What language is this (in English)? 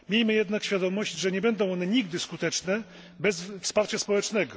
Polish